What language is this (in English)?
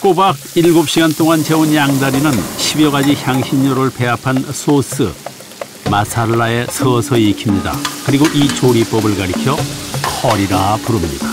Korean